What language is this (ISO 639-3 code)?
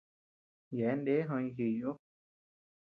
cux